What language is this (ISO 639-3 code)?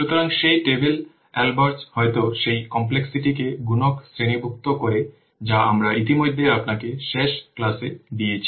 ben